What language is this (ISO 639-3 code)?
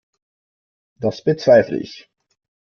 deu